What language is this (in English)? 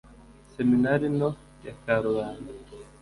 Kinyarwanda